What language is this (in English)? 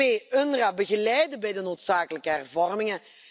Dutch